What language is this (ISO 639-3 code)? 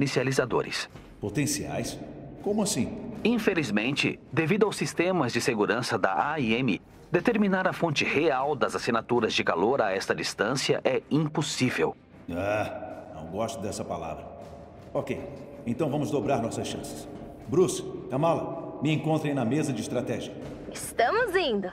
por